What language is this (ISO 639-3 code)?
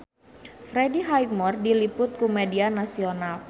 sun